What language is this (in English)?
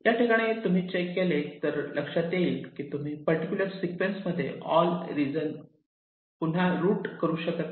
Marathi